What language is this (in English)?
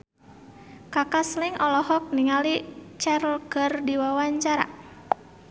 Sundanese